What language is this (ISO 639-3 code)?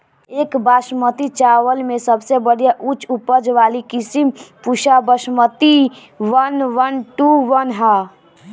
bho